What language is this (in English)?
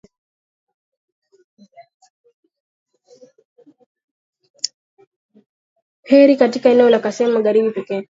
Swahili